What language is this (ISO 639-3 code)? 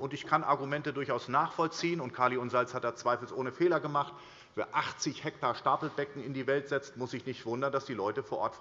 deu